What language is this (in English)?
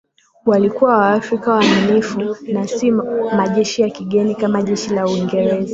Swahili